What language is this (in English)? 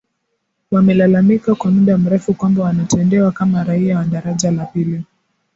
Swahili